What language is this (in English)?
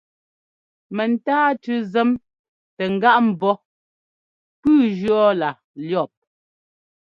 Ngomba